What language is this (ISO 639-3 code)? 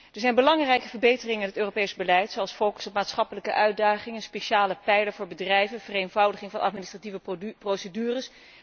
nld